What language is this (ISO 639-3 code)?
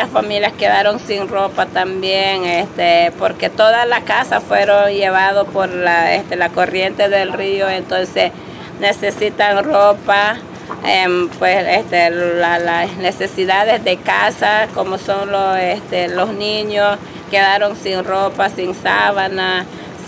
spa